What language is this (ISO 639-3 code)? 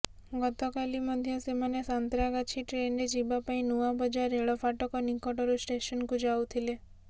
ori